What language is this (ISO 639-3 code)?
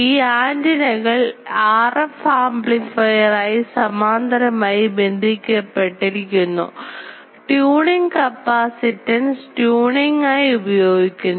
mal